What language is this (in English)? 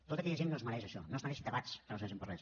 Catalan